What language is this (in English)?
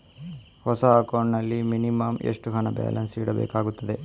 Kannada